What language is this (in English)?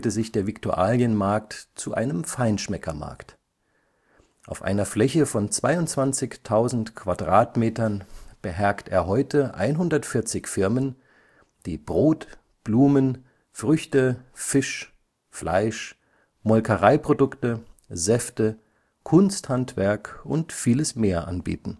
German